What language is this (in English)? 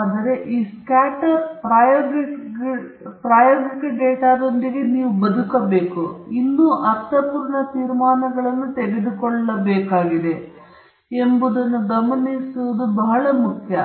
Kannada